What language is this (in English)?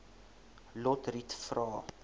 Afrikaans